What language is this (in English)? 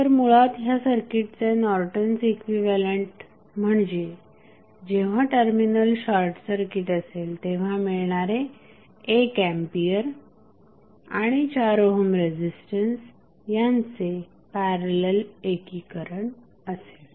Marathi